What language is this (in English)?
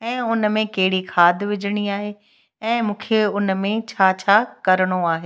Sindhi